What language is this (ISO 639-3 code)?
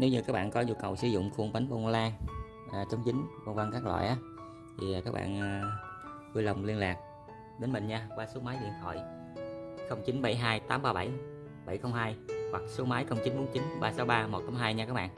vie